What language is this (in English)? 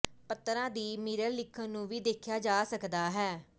Punjabi